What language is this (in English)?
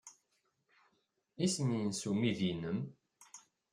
Kabyle